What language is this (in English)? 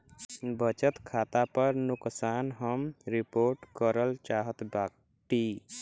Bhojpuri